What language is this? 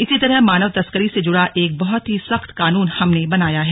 Hindi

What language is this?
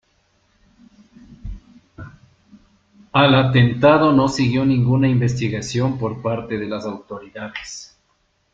Spanish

